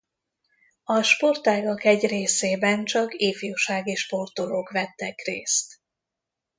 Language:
Hungarian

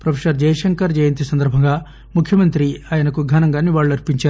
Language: Telugu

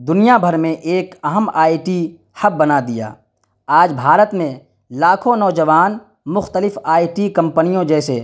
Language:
Urdu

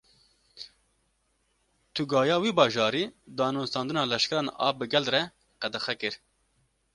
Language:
Kurdish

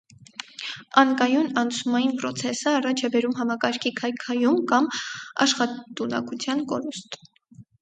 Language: Armenian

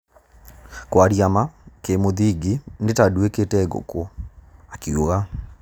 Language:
Kikuyu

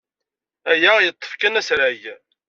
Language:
Kabyle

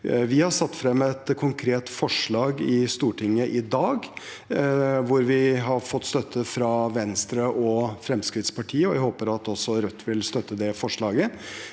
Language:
Norwegian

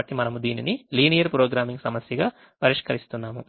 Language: Telugu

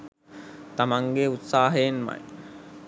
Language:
Sinhala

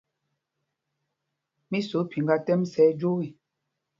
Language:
Mpumpong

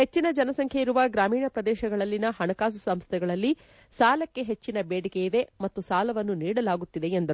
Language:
Kannada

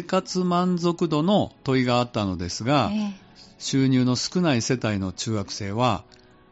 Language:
Japanese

